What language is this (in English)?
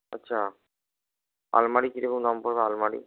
Bangla